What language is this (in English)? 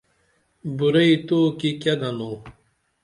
Dameli